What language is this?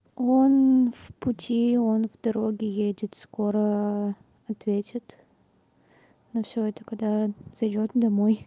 Russian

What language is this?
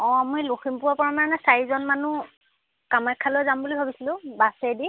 Assamese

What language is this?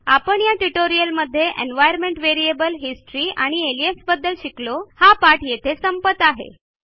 Marathi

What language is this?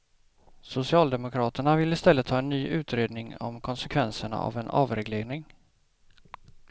Swedish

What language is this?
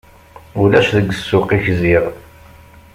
Kabyle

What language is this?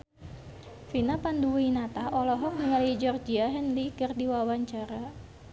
Sundanese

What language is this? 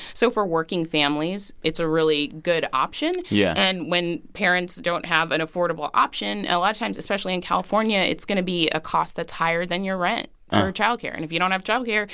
English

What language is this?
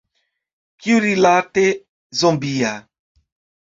Esperanto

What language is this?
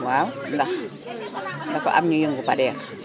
Wolof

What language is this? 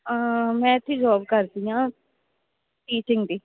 Punjabi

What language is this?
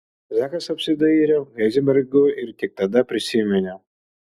Lithuanian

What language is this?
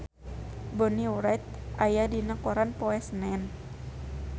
Sundanese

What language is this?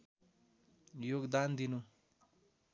Nepali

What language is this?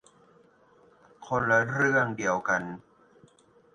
Thai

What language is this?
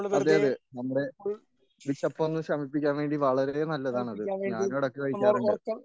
Malayalam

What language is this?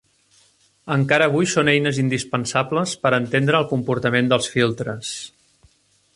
Catalan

